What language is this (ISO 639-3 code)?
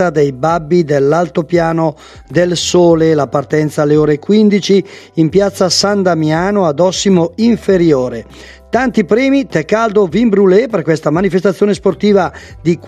ita